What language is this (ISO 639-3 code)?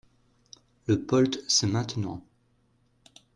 fra